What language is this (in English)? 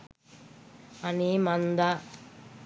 Sinhala